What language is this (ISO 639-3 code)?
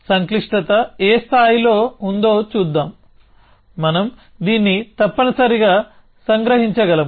tel